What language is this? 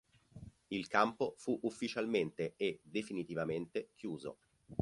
Italian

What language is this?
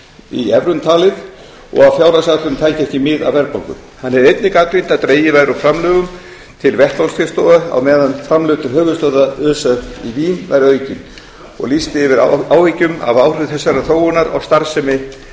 Icelandic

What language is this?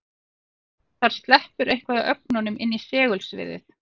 Icelandic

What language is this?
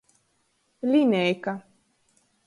Latgalian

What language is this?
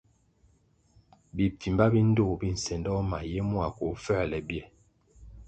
Kwasio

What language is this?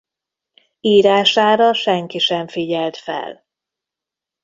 Hungarian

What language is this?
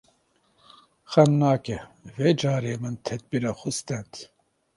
Kurdish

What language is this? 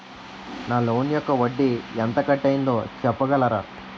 Telugu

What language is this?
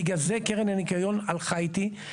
Hebrew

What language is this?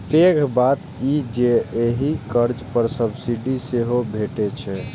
Maithili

